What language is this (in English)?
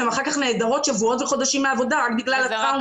Hebrew